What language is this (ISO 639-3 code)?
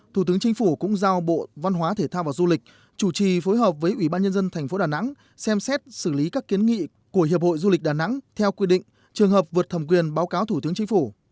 vie